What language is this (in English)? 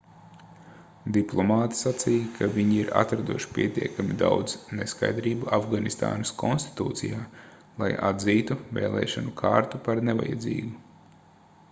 Latvian